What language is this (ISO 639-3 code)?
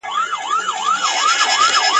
pus